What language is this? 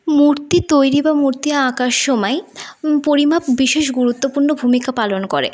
Bangla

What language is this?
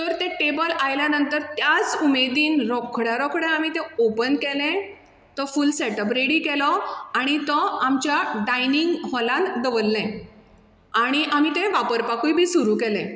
Konkani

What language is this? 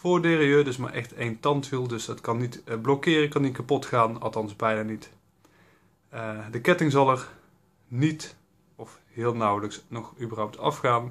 Dutch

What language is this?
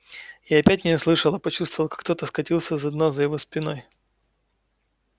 Russian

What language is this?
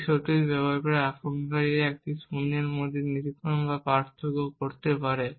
Bangla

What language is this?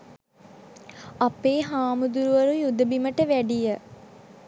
Sinhala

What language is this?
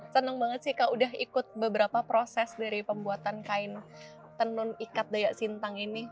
Indonesian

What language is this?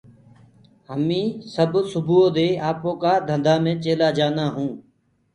Gurgula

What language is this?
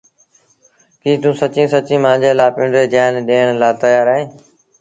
Sindhi Bhil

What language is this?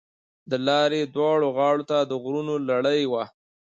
Pashto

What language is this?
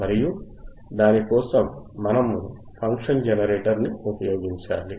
Telugu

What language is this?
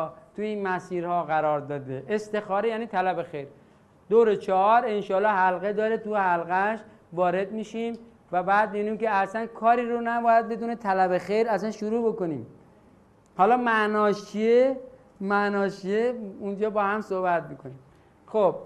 Persian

